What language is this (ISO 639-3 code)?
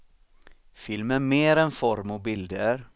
swe